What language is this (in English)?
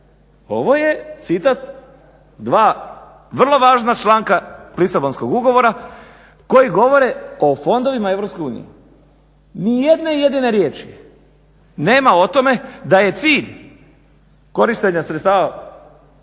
Croatian